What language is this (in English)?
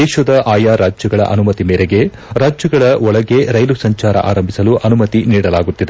Kannada